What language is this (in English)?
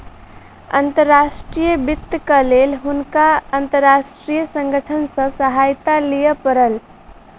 Maithili